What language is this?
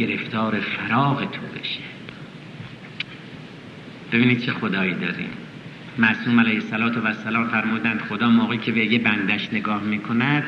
Persian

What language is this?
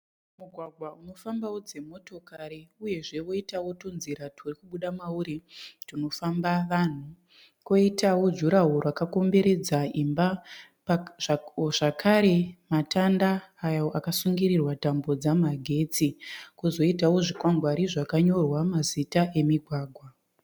Shona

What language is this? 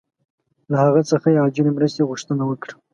Pashto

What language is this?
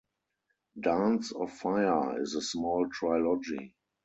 English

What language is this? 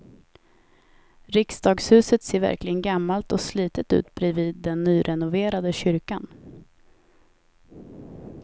Swedish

